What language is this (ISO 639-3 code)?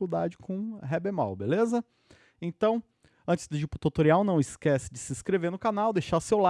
por